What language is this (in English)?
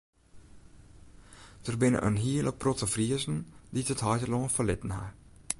Western Frisian